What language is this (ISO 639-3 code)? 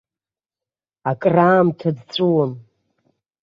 abk